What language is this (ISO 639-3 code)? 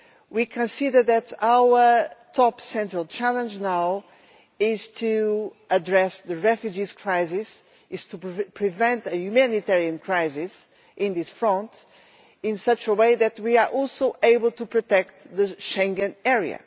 eng